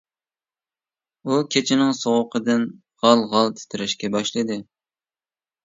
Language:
Uyghur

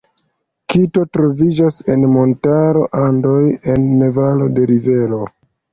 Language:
Esperanto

